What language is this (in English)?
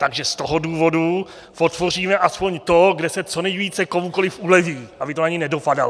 Czech